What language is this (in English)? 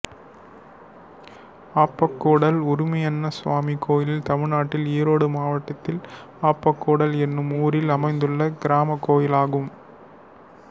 Tamil